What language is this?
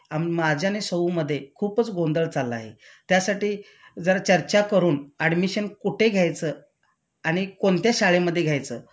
Marathi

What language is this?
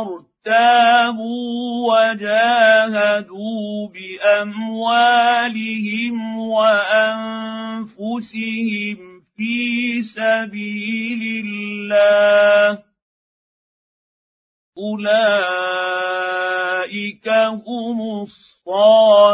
Arabic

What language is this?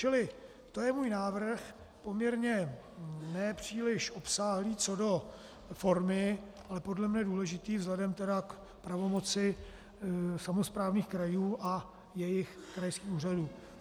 Czech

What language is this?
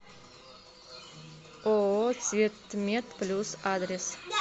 Russian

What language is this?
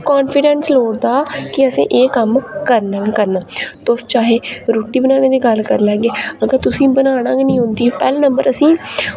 Dogri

